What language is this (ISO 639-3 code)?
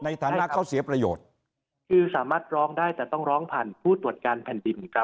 tha